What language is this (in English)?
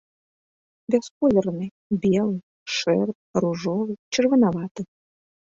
Belarusian